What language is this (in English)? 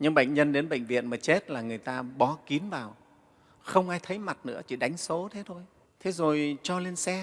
Vietnamese